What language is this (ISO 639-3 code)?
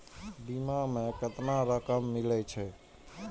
mai